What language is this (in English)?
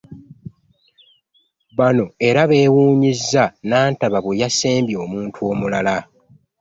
Ganda